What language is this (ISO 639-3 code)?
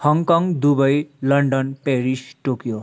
nep